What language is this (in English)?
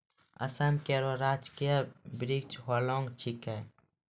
Maithili